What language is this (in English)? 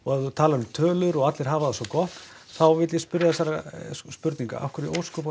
Icelandic